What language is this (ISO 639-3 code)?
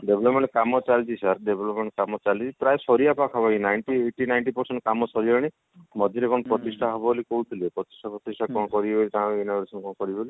ori